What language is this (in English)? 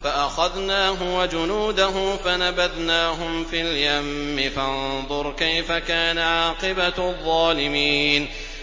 Arabic